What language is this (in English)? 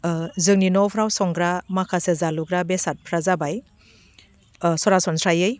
Bodo